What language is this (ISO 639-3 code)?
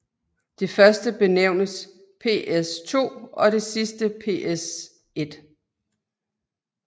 dan